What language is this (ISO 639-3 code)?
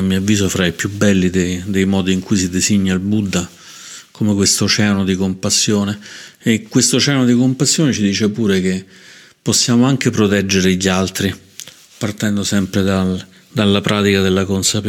ita